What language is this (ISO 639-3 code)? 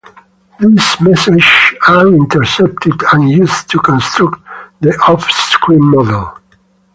eng